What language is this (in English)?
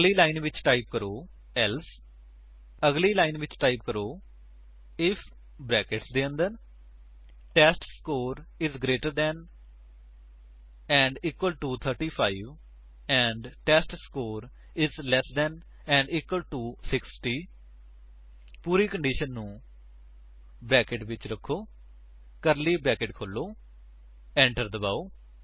Punjabi